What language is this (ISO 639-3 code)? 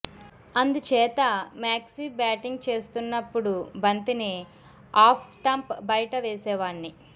tel